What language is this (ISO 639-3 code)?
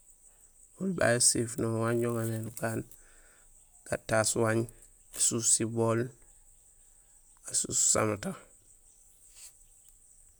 gsl